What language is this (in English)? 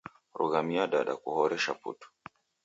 Taita